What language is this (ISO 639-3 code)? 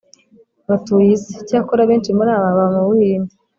kin